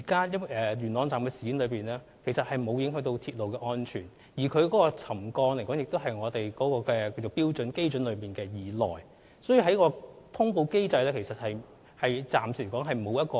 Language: Cantonese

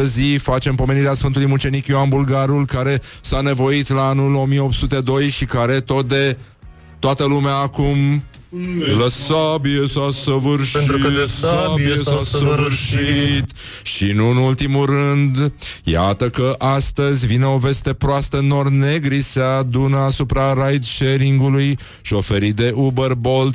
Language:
Romanian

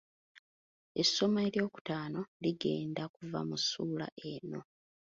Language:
Ganda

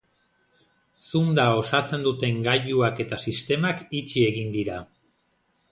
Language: Basque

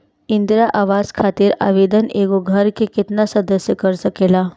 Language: Bhojpuri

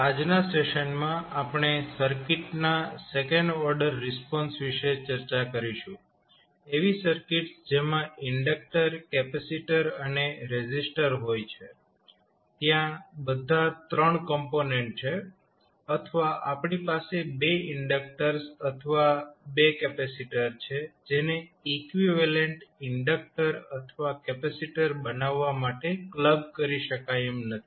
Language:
Gujarati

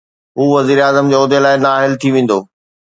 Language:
Sindhi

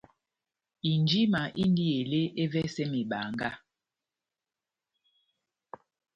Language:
Batanga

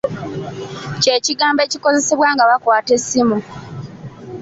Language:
Ganda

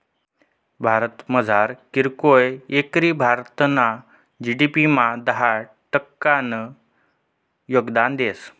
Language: Marathi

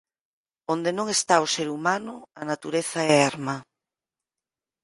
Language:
Galician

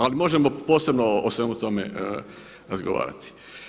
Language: Croatian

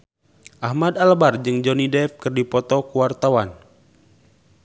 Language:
Sundanese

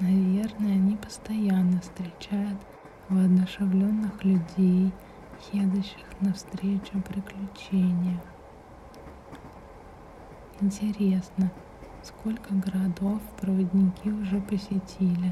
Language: Russian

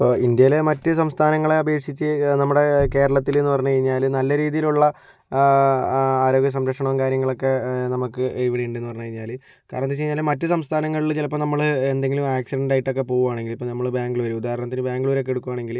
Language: Malayalam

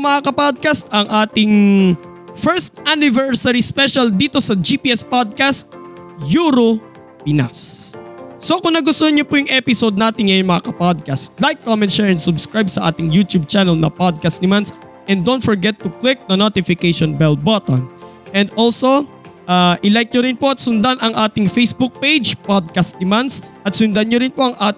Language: Filipino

